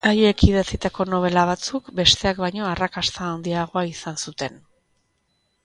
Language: Basque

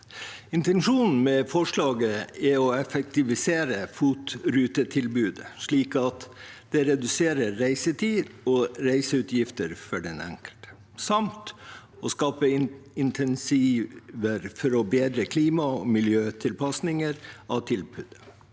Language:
Norwegian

